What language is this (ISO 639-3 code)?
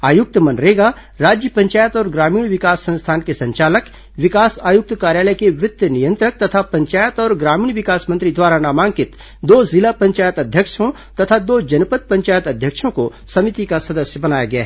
hin